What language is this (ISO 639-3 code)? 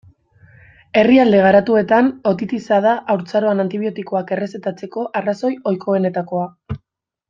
eus